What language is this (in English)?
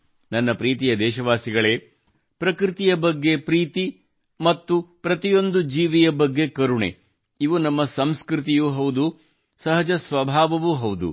Kannada